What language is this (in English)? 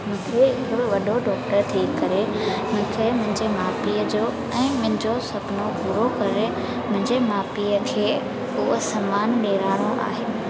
Sindhi